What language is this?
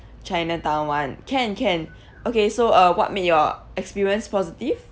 English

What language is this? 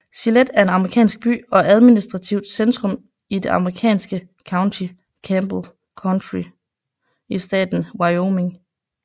Danish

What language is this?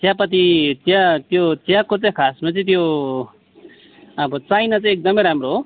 Nepali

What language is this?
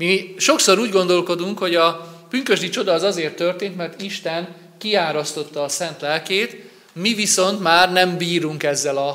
Hungarian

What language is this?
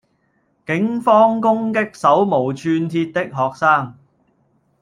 Cantonese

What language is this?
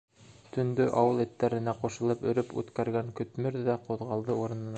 Bashkir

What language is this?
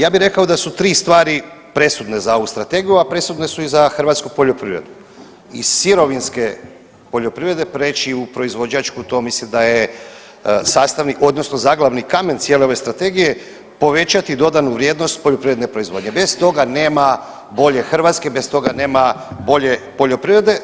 Croatian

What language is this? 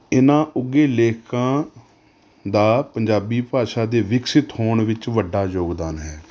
Punjabi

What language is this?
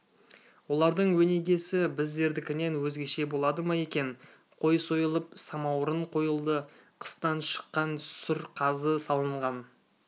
Kazakh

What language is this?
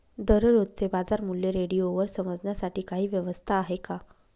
Marathi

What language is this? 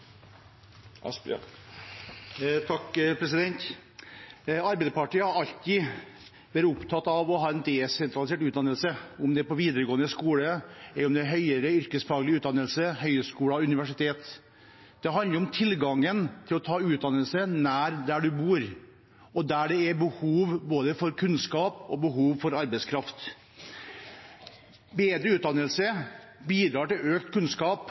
Norwegian Bokmål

